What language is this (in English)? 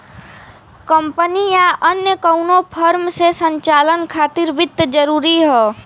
Bhojpuri